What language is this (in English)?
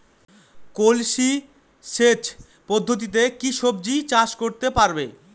Bangla